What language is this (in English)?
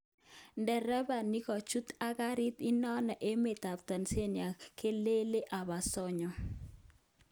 Kalenjin